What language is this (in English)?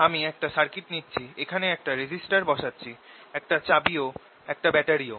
Bangla